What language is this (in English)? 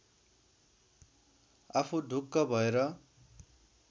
Nepali